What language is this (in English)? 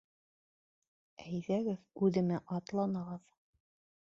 Bashkir